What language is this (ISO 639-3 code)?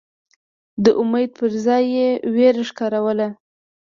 pus